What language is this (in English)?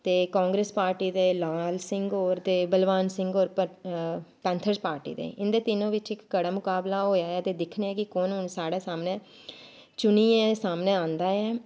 Dogri